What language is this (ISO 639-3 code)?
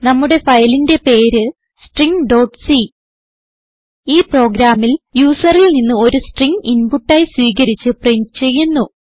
mal